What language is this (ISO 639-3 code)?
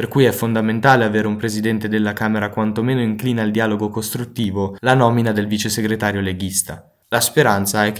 ita